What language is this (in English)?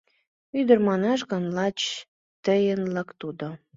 Mari